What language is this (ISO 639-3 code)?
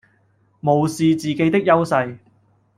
yue